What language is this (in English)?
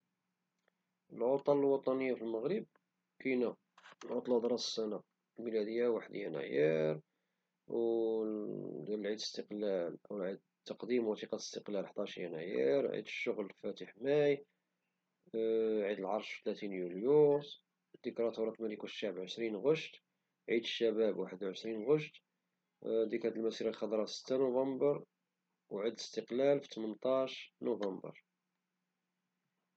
Moroccan Arabic